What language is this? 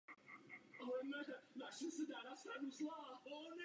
Czech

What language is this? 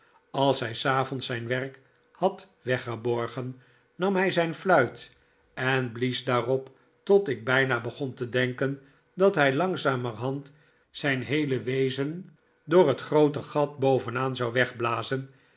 Dutch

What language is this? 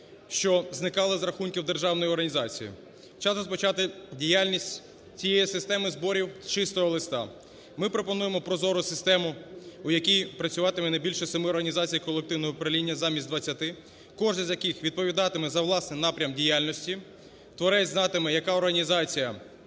Ukrainian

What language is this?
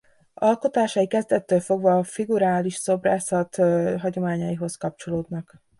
Hungarian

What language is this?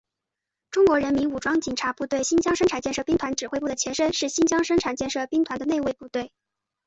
Chinese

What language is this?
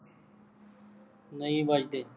Punjabi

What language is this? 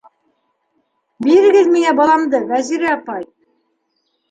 Bashkir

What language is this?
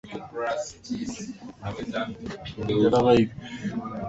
Swahili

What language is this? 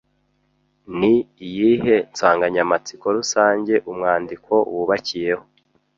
Kinyarwanda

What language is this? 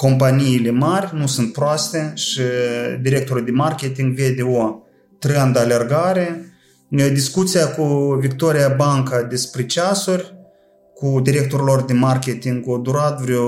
Romanian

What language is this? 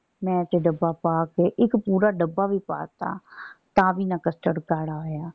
Punjabi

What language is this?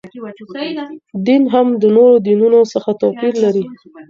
Pashto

